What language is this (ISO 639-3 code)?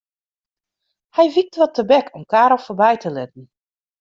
fry